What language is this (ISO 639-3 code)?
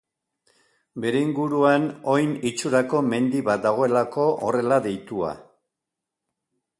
eus